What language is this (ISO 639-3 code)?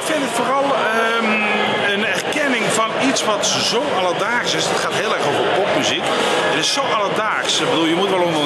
nld